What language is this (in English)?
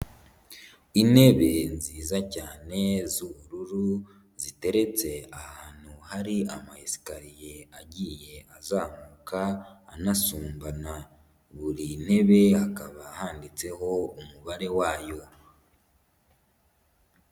Kinyarwanda